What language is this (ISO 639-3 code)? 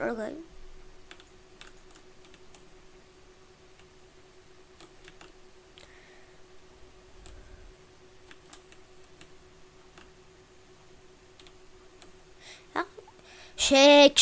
nld